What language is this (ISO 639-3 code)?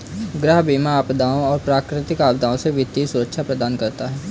hin